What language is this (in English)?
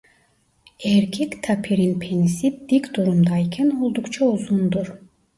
Turkish